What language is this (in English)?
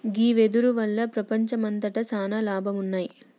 Telugu